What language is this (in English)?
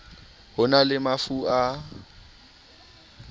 Southern Sotho